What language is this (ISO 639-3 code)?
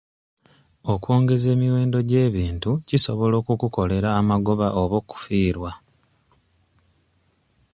lug